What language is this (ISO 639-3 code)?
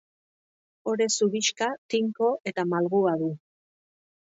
eus